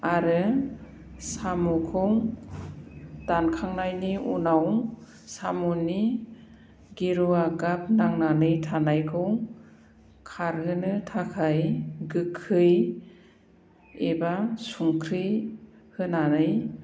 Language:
Bodo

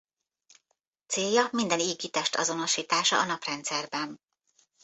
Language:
Hungarian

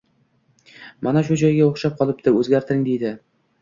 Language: Uzbek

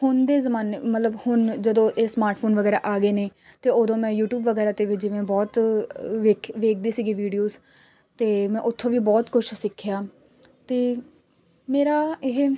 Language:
Punjabi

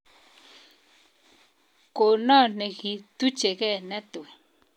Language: Kalenjin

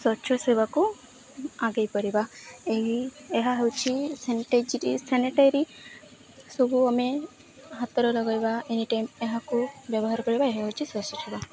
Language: Odia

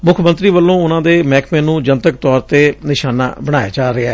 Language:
Punjabi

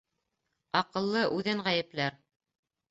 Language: Bashkir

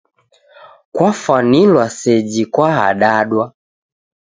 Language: Taita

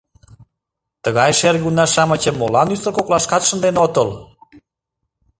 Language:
Mari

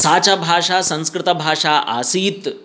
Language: Sanskrit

